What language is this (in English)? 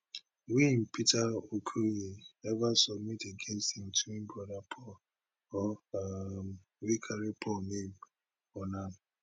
Nigerian Pidgin